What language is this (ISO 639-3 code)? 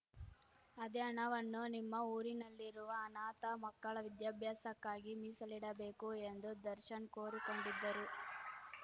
kan